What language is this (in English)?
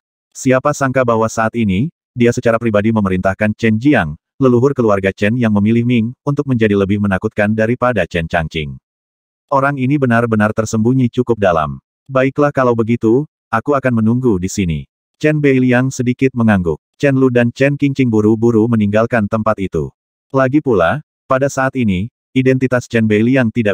Indonesian